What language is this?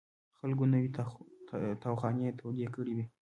Pashto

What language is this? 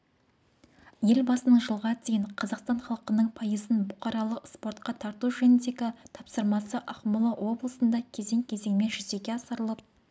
Kazakh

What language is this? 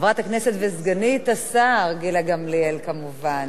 Hebrew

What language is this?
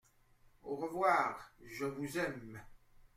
French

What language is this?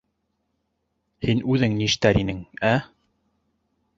Bashkir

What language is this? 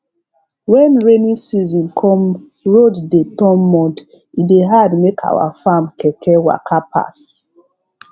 Nigerian Pidgin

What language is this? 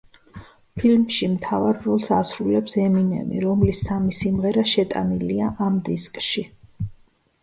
Georgian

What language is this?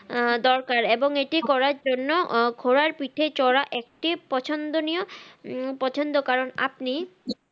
Bangla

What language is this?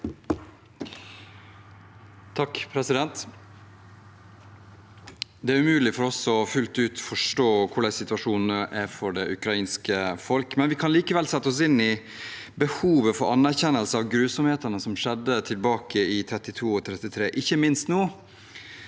Norwegian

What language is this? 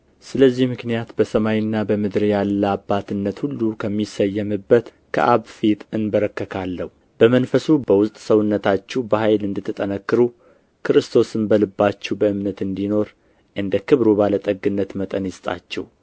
Amharic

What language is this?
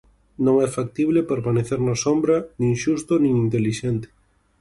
Galician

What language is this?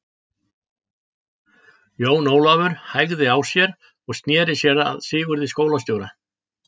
Icelandic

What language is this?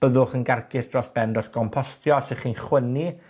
Welsh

